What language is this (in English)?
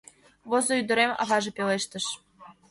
Mari